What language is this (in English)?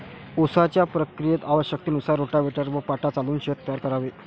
Marathi